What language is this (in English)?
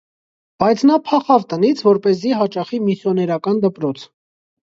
Armenian